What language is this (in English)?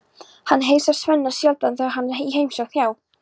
Icelandic